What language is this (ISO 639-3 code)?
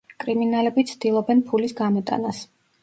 kat